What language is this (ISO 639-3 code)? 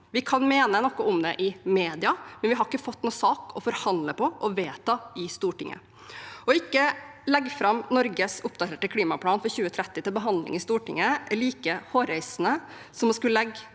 nor